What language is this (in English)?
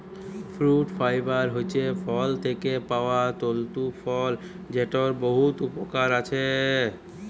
Bangla